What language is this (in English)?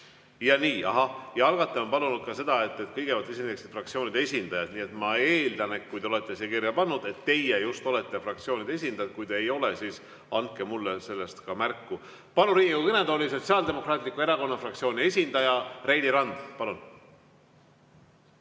Estonian